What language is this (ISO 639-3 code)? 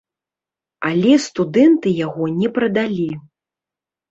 bel